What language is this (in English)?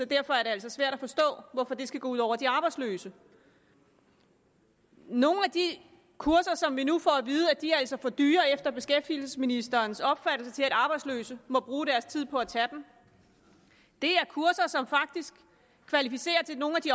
Danish